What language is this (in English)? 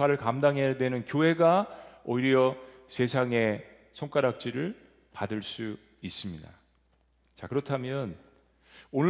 Korean